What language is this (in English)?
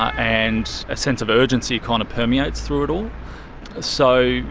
English